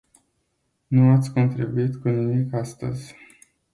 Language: Romanian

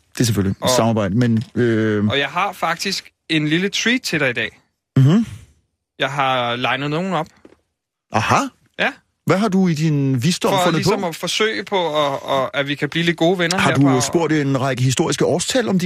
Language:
Danish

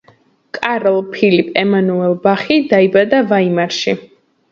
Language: Georgian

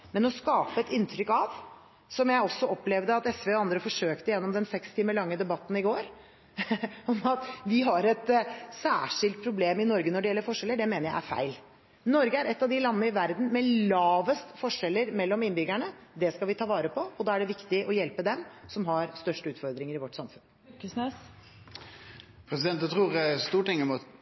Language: Norwegian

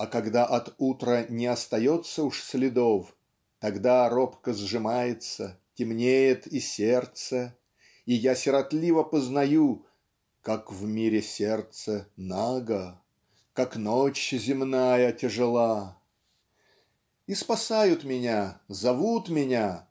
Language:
Russian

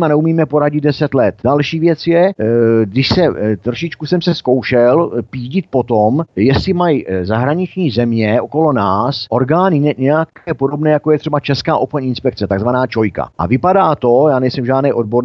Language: Czech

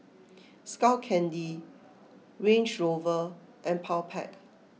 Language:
English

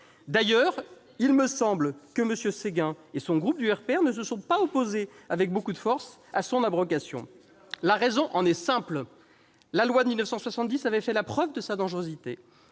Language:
French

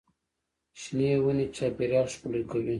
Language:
Pashto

